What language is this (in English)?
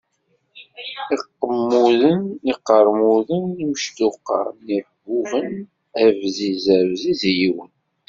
Kabyle